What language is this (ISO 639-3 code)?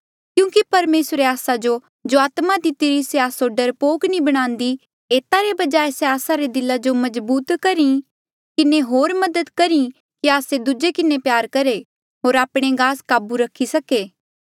mjl